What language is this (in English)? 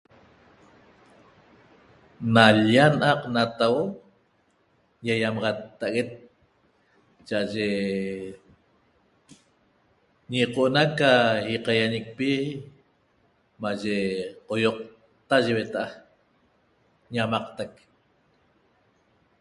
Toba